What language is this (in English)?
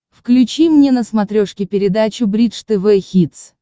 Russian